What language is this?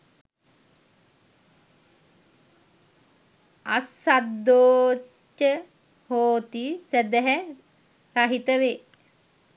Sinhala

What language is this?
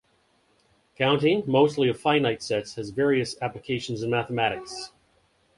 English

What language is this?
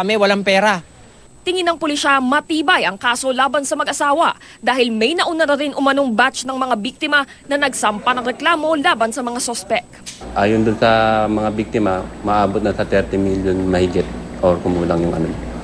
Filipino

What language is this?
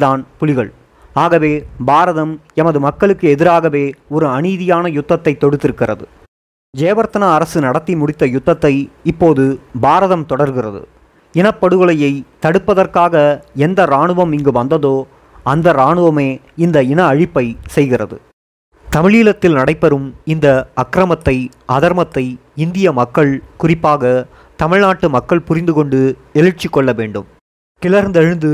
Tamil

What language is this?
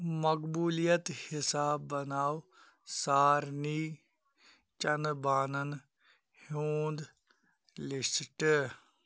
Kashmiri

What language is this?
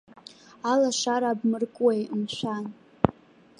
Abkhazian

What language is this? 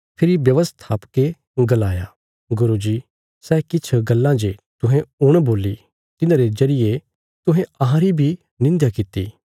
Bilaspuri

